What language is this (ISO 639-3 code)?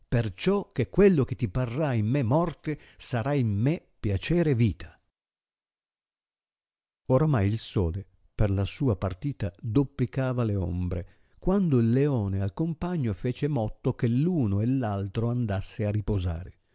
ita